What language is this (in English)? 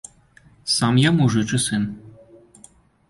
Belarusian